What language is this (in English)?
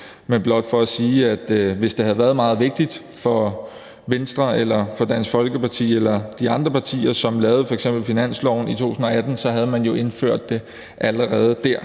Danish